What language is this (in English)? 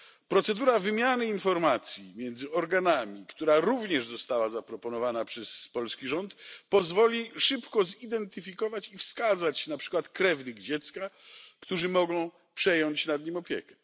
Polish